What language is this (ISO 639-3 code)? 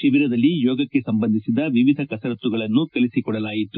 kan